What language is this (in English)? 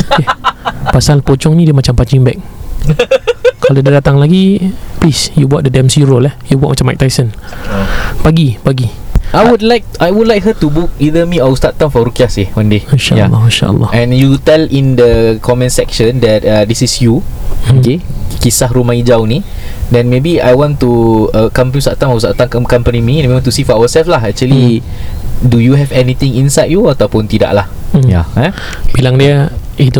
Malay